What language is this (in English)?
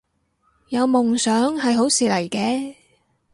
Cantonese